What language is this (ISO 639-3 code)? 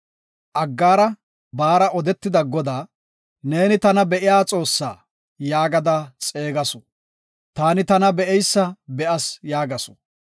gof